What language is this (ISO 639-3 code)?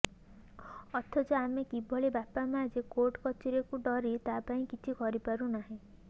ori